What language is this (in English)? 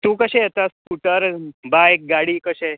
Konkani